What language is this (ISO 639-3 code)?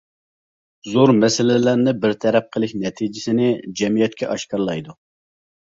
uig